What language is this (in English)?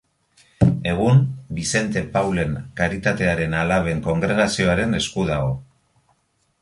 Basque